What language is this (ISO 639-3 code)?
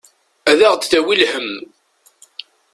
kab